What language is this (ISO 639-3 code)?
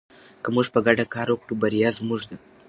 pus